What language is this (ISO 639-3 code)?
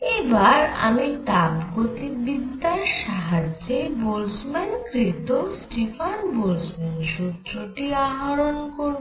ben